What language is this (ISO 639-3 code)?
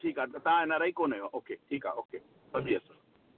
snd